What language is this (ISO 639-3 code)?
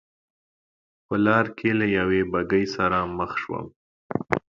pus